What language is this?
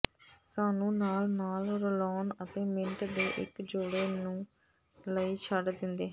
Punjabi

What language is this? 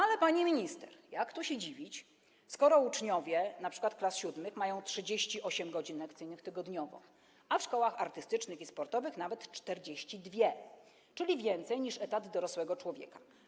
Polish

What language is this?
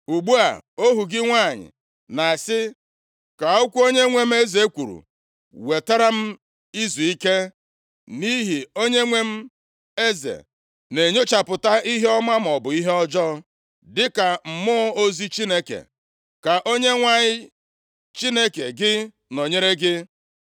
Igbo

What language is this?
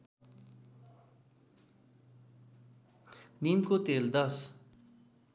Nepali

